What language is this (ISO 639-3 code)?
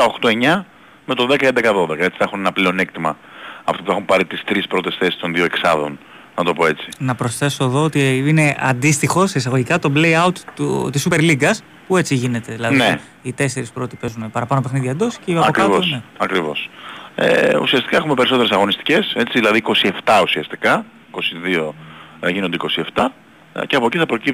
ell